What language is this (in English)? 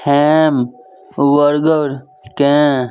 Maithili